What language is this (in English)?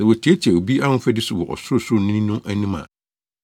Akan